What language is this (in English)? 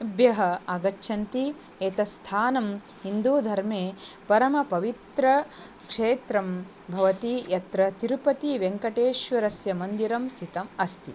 Sanskrit